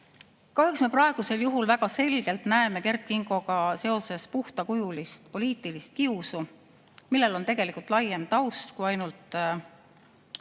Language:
Estonian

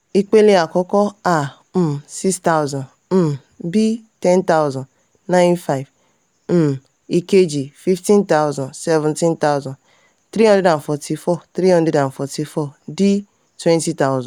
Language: Yoruba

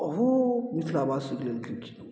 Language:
Maithili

